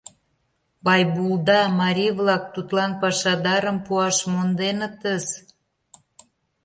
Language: Mari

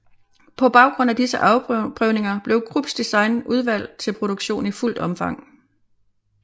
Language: Danish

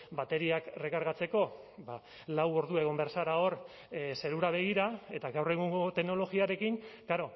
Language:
Basque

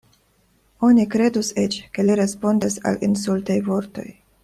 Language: Esperanto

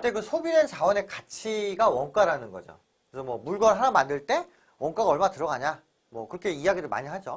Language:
Korean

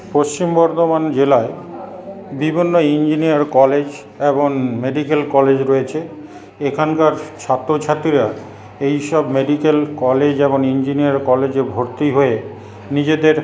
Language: Bangla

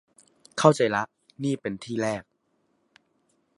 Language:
Thai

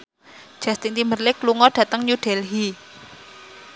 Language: Javanese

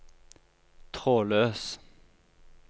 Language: Norwegian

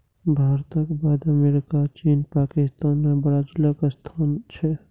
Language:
Maithili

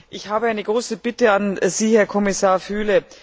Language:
German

